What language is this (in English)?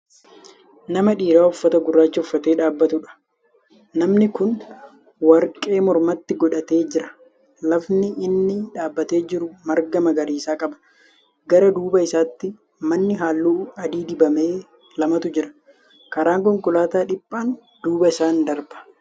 Oromo